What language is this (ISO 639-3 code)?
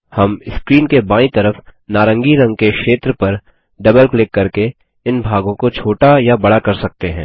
hin